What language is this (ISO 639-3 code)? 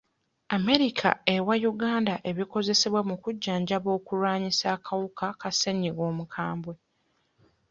lug